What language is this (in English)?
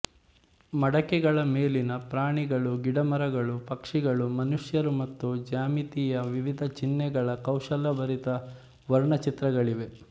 Kannada